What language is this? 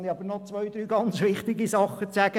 Swiss German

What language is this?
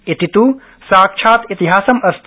Sanskrit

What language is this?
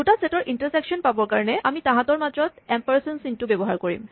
Assamese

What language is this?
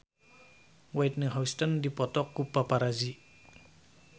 Sundanese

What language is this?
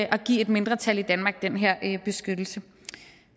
Danish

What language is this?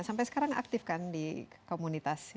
Indonesian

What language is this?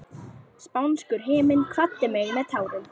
Icelandic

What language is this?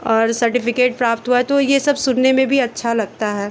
Hindi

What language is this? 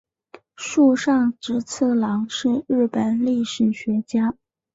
Chinese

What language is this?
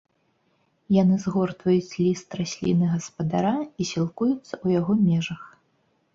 Belarusian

